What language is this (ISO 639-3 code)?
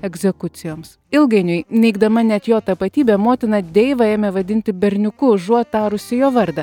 lit